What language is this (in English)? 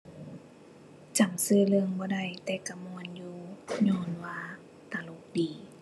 Thai